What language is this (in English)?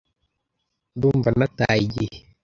Kinyarwanda